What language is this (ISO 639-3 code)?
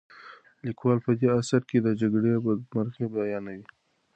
pus